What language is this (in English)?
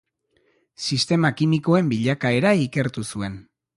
Basque